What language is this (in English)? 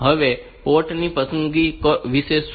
Gujarati